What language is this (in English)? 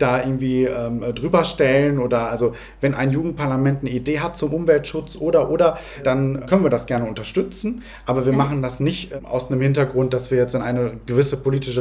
German